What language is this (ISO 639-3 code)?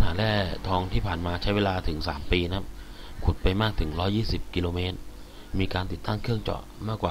tha